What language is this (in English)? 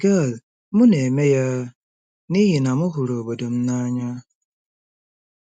Igbo